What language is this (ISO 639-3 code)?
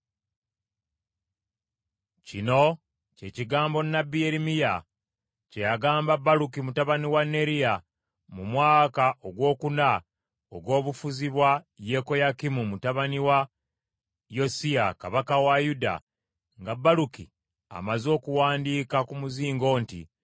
lug